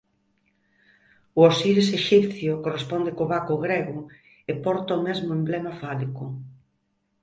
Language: Galician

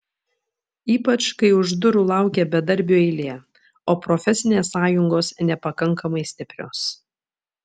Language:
Lithuanian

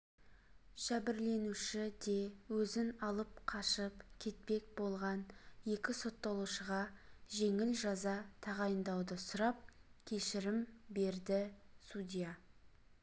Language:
Kazakh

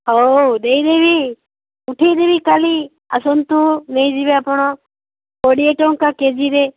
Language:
Odia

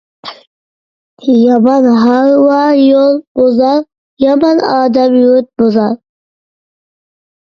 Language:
Uyghur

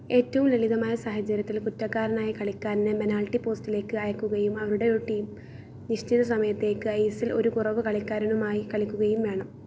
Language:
Malayalam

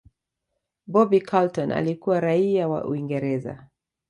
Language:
Swahili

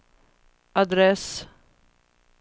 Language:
Swedish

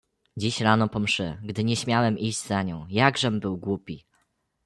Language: Polish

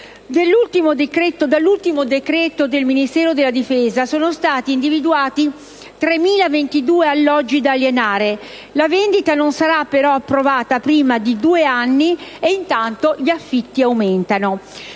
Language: Italian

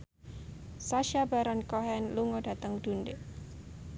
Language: Javanese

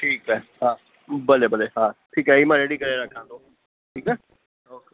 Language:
Sindhi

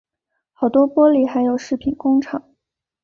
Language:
Chinese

